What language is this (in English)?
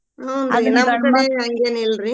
Kannada